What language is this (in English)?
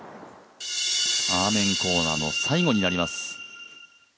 Japanese